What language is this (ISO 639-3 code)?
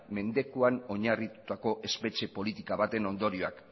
eus